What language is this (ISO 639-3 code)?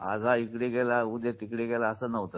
mar